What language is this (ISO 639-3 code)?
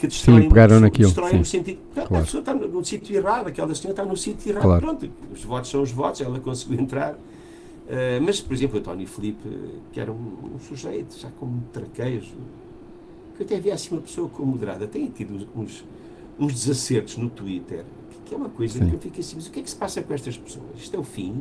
por